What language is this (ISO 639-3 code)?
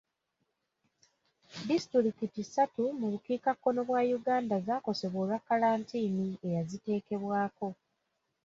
lug